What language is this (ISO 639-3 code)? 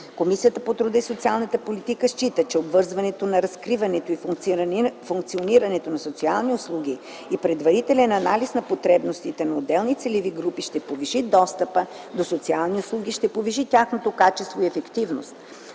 bul